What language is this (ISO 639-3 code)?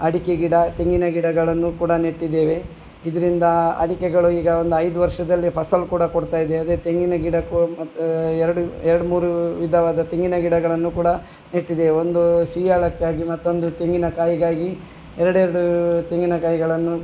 kan